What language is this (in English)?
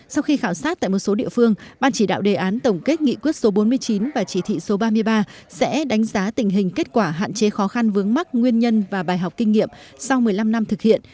Vietnamese